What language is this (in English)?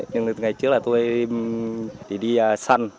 Vietnamese